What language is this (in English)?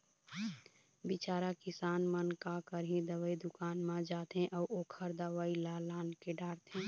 Chhattisgarhi